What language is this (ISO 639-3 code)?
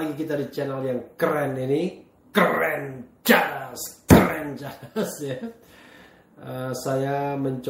ind